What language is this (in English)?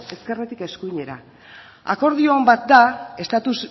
Basque